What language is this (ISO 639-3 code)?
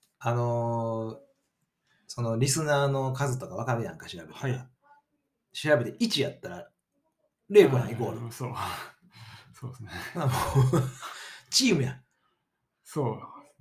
jpn